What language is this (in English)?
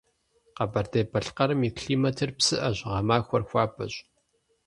Kabardian